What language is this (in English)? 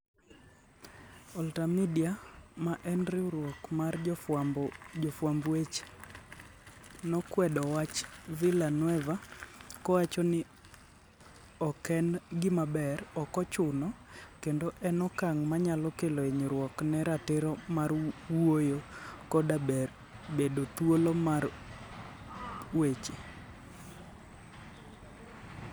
Luo (Kenya and Tanzania)